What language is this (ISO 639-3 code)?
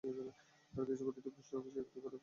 ben